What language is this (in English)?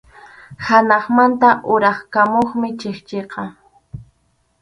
Arequipa-La Unión Quechua